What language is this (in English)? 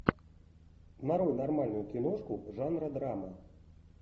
Russian